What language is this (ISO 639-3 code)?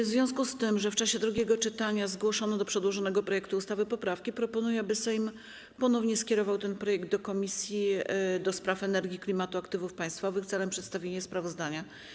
pol